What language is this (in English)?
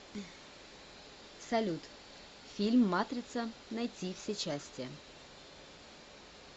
Russian